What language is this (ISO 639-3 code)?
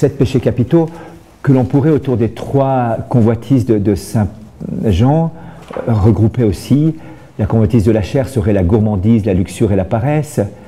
fra